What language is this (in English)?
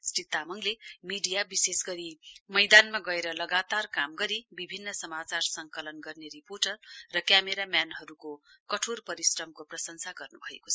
Nepali